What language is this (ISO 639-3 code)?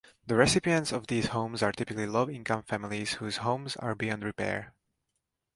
eng